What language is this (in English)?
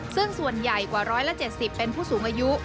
Thai